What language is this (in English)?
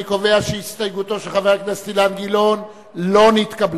Hebrew